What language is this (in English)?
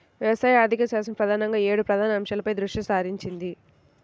Telugu